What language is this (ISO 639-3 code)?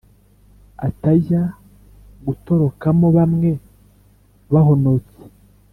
kin